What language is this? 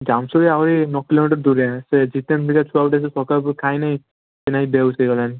Odia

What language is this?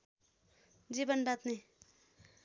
Nepali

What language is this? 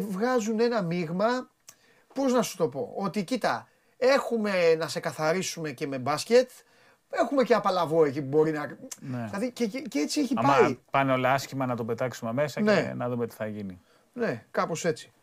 Greek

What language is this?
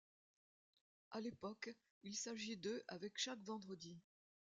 French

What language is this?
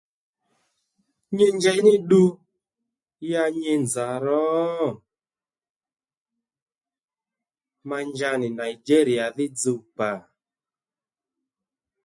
Lendu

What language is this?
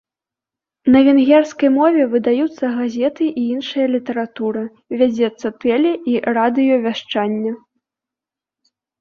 Belarusian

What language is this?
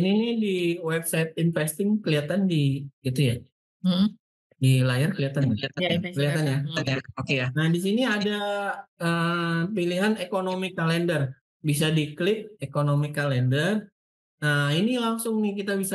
Indonesian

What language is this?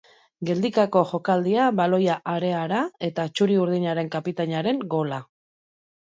Basque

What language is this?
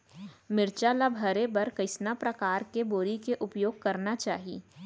Chhattisgarhi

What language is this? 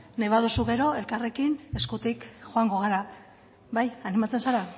Basque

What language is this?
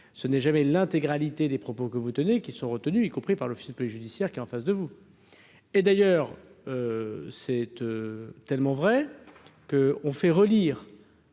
French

